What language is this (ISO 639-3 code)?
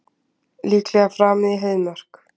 isl